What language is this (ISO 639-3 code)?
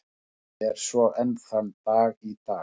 isl